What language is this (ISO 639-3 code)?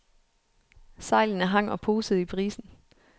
dan